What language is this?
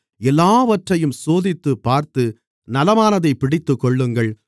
Tamil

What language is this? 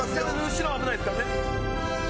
Japanese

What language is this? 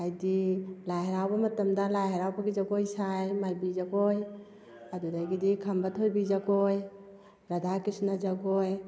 Manipuri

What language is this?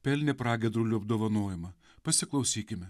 Lithuanian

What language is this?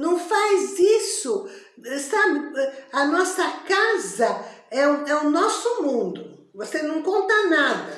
Portuguese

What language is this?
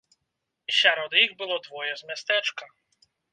Belarusian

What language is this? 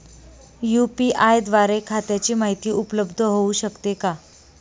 Marathi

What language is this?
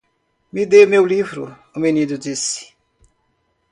Portuguese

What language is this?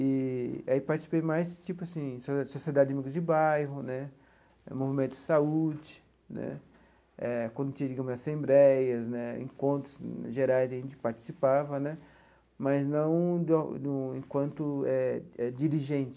Portuguese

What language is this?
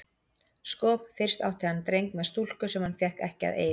Icelandic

